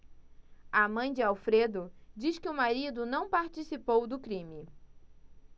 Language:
Portuguese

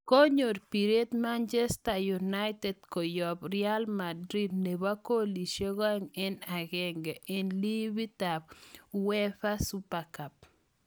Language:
Kalenjin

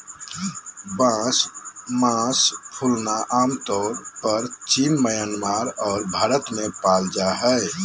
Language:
Magahi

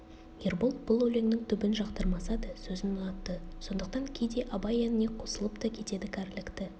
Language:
Kazakh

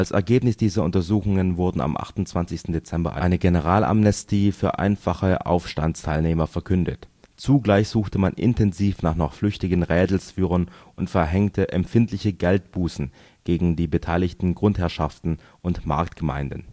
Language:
German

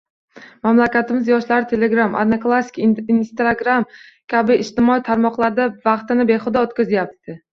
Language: Uzbek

